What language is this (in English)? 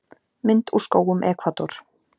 Icelandic